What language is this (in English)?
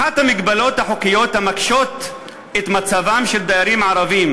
Hebrew